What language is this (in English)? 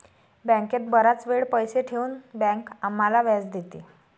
Marathi